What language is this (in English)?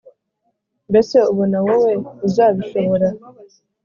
Kinyarwanda